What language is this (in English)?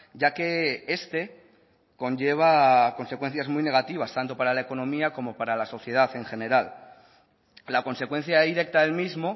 Spanish